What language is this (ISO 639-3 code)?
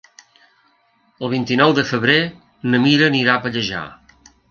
cat